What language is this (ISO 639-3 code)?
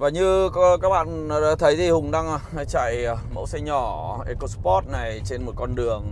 vie